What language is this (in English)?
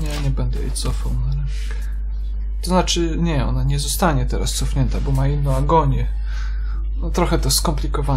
Polish